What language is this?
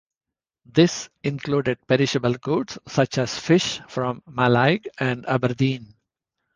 English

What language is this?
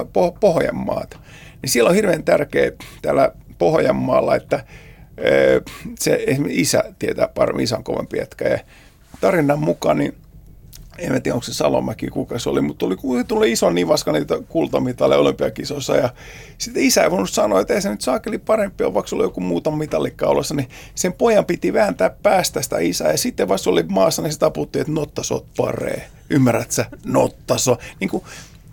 Finnish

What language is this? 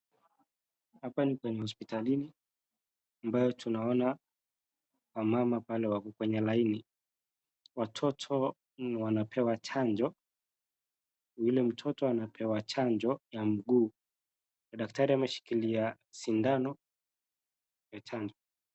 Swahili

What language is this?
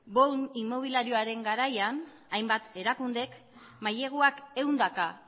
Basque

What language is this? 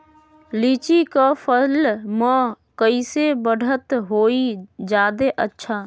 Magahi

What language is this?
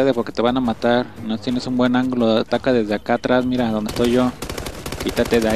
Spanish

